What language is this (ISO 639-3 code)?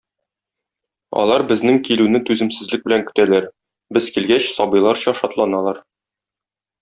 tat